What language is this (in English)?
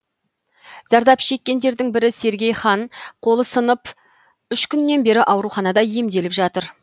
Kazakh